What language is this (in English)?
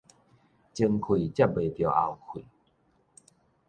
Min Nan Chinese